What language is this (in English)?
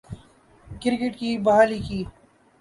Urdu